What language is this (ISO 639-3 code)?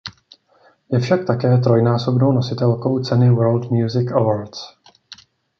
ces